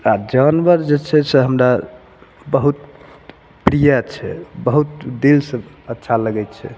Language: Maithili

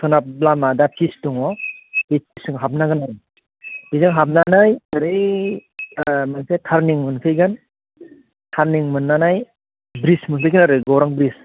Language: Bodo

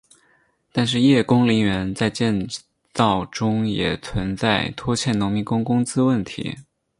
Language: Chinese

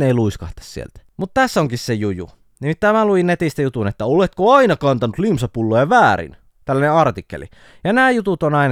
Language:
Finnish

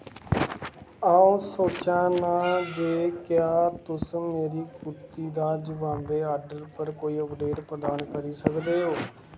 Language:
Dogri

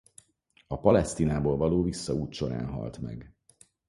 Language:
Hungarian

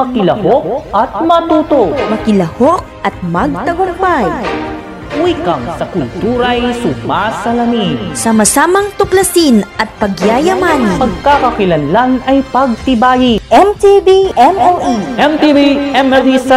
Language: Filipino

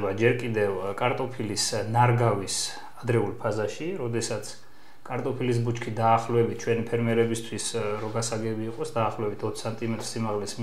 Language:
Romanian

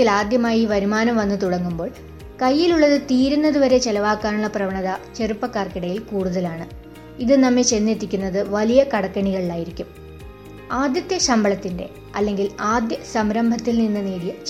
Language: Malayalam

